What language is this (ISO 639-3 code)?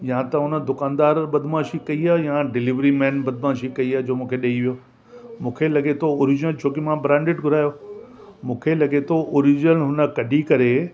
snd